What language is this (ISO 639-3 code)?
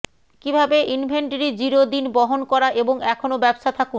ben